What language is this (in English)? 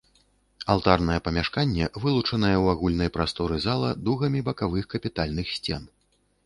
Belarusian